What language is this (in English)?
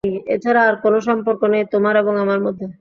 Bangla